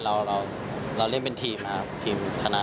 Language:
Thai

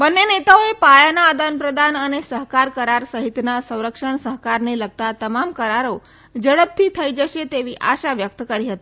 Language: Gujarati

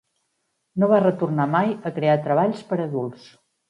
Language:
Catalan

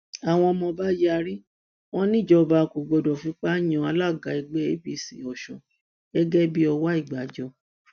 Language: Yoruba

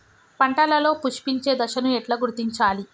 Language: Telugu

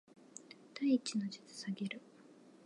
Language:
Japanese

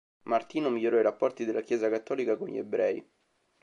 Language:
Italian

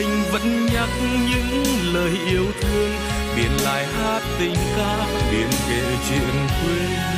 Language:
Vietnamese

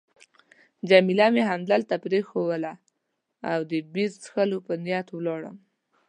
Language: Pashto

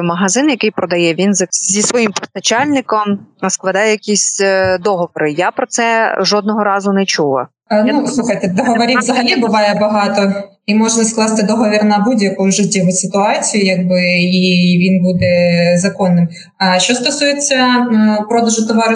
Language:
Ukrainian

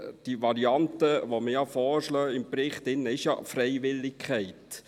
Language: Swiss German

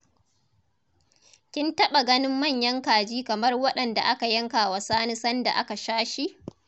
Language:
Hausa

